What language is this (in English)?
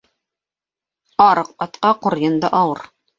Bashkir